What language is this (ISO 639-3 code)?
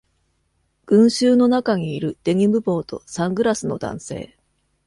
jpn